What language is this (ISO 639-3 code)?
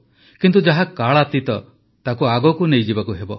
ori